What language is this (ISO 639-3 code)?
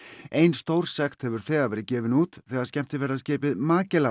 isl